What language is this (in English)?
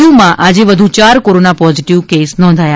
Gujarati